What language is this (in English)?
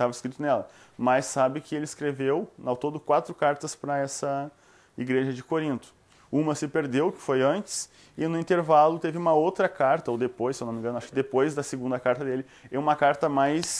Portuguese